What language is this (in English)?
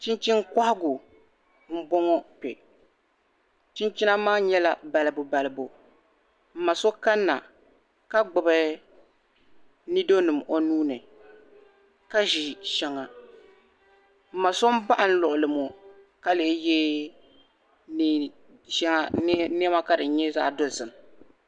Dagbani